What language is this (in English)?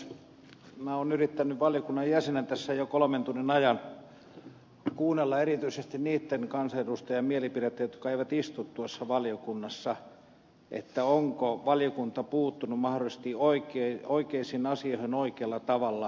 Finnish